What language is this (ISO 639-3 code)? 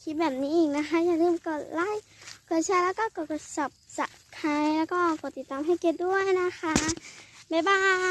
tha